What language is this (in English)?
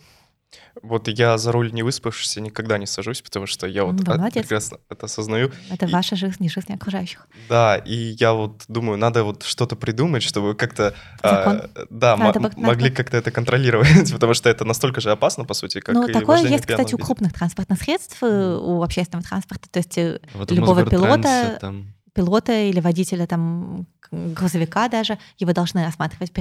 Russian